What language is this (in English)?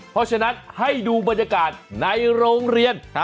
Thai